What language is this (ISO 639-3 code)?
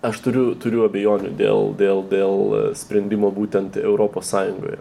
lit